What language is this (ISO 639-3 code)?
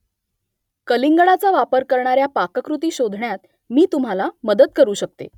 mar